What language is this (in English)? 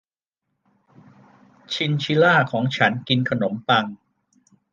Thai